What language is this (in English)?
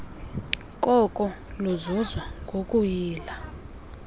Xhosa